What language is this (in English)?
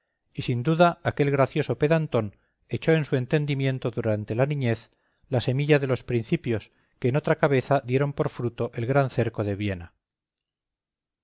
Spanish